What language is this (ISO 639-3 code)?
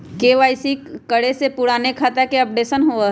mag